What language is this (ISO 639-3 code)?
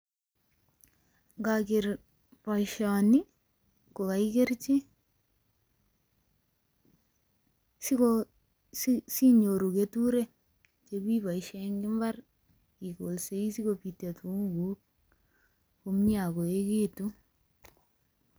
kln